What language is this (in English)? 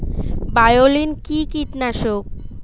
Bangla